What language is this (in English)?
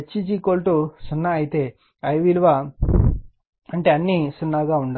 Telugu